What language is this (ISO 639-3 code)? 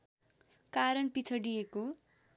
nep